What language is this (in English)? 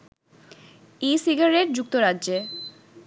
Bangla